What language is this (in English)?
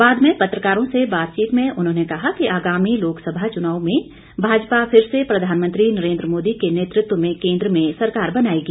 Hindi